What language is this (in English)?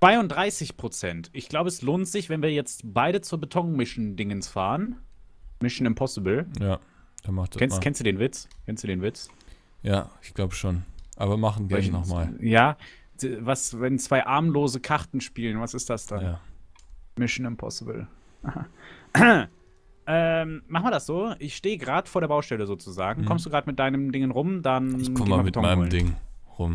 German